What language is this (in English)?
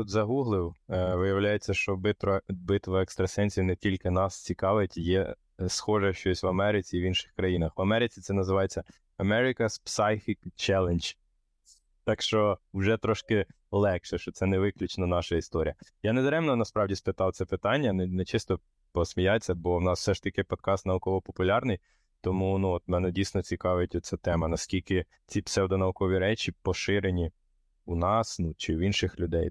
Ukrainian